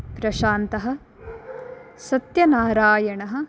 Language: Sanskrit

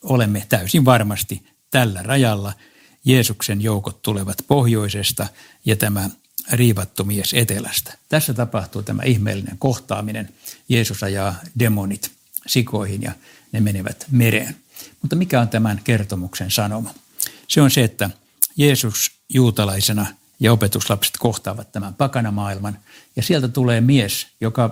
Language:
Finnish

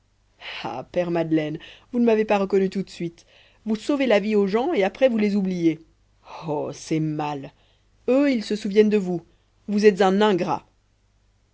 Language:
French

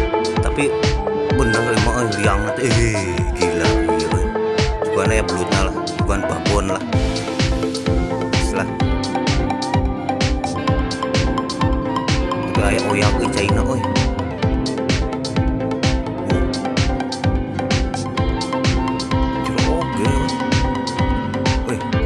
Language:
Indonesian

